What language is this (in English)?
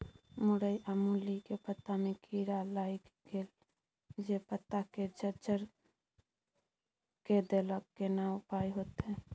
Maithili